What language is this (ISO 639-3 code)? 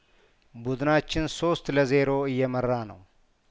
amh